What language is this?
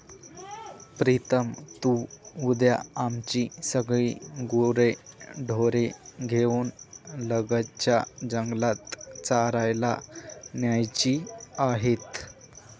Marathi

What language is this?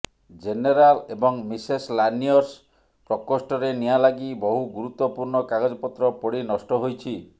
Odia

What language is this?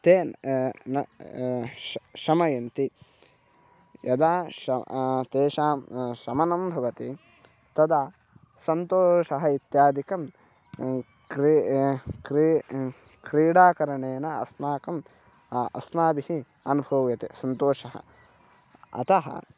Sanskrit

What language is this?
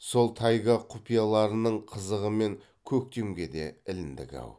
Kazakh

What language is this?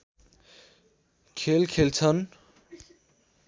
Nepali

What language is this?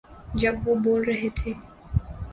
Urdu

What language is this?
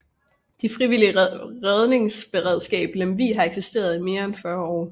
Danish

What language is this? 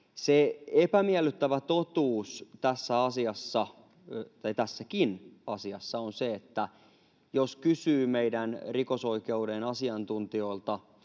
Finnish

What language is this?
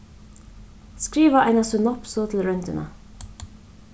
Faroese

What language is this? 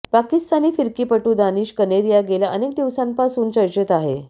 Marathi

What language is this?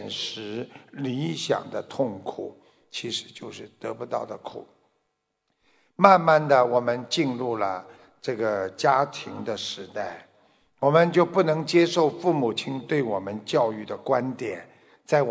Chinese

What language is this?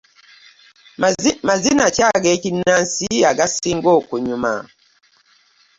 Ganda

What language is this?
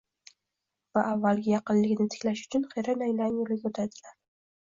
Uzbek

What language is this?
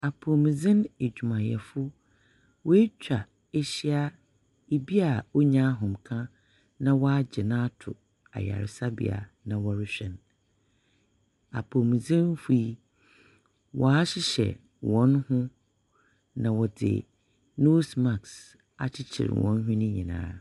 Akan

